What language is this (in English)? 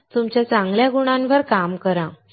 Marathi